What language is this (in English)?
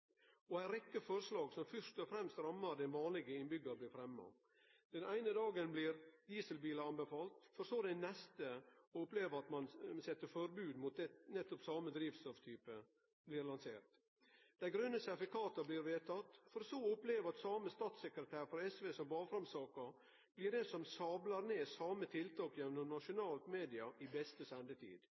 Norwegian Nynorsk